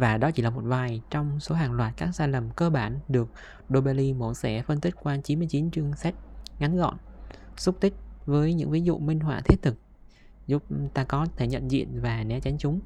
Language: Vietnamese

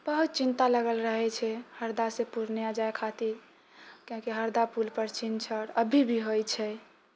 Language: Maithili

